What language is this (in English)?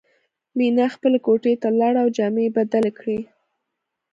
Pashto